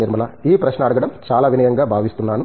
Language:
Telugu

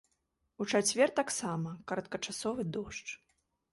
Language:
Belarusian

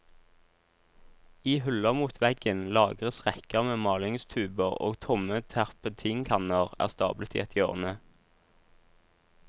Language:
Norwegian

